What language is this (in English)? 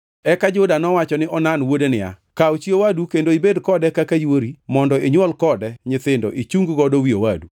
Luo (Kenya and Tanzania)